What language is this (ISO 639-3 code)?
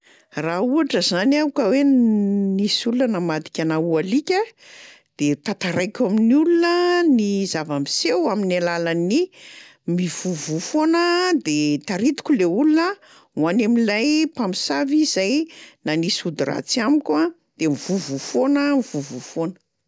mlg